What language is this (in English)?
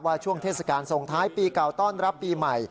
Thai